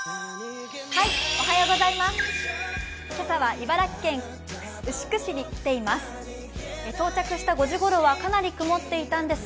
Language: Japanese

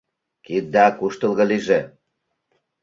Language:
Mari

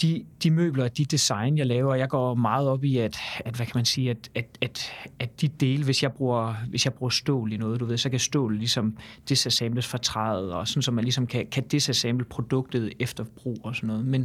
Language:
Danish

